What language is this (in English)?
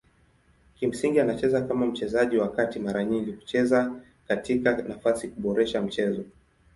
Swahili